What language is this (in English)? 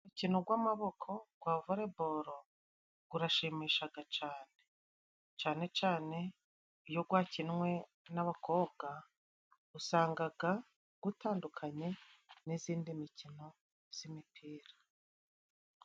Kinyarwanda